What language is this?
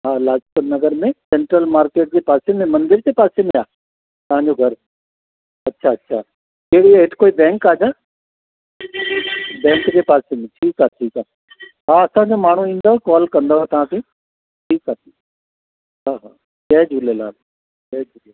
Sindhi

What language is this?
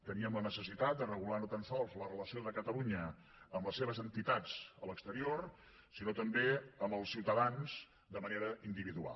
Catalan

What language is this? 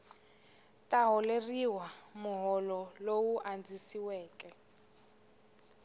Tsonga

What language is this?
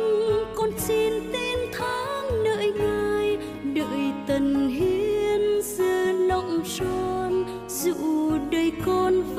Vietnamese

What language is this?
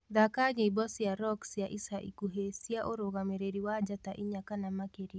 Kikuyu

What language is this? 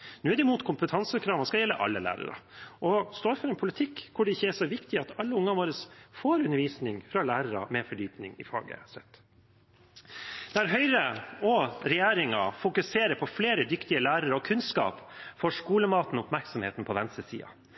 Norwegian Bokmål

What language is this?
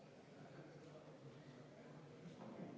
Estonian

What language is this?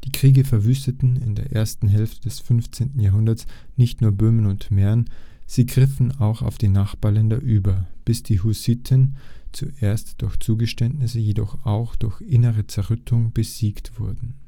German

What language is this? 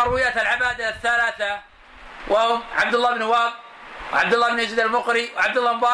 Arabic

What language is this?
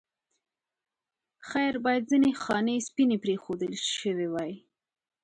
Pashto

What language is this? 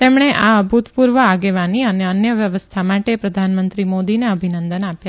Gujarati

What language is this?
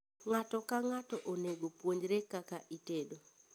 Luo (Kenya and Tanzania)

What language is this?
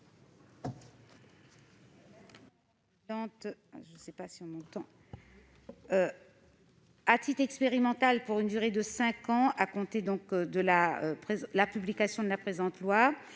French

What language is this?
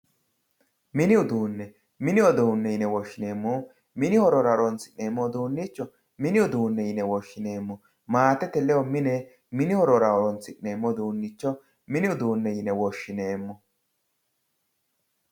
Sidamo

